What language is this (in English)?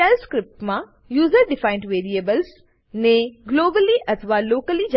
Gujarati